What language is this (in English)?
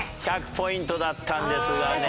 Japanese